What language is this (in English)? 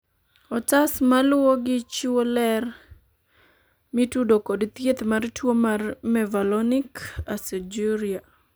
Luo (Kenya and Tanzania)